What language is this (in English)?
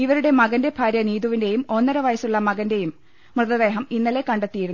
Malayalam